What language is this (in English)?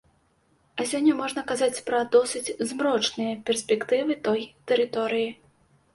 Belarusian